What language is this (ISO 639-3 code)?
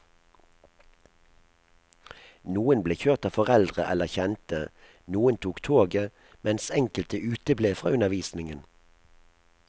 nor